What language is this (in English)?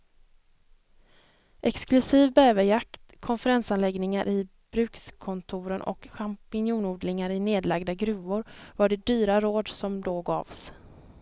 Swedish